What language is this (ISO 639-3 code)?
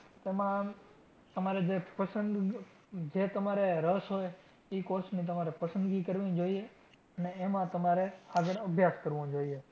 guj